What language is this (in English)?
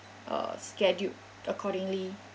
English